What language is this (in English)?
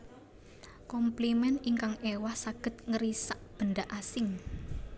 Javanese